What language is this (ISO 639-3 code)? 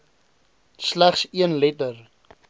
afr